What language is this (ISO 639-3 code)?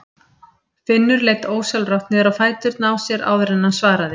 isl